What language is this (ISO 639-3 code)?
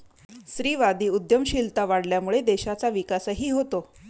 mar